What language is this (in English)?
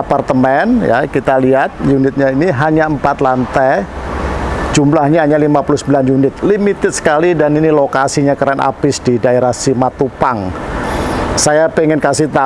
Indonesian